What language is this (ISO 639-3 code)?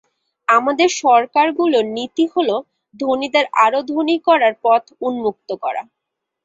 ben